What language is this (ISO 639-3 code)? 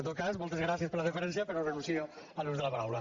cat